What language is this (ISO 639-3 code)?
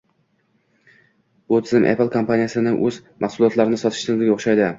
uzb